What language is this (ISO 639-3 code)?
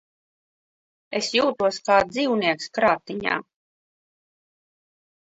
lav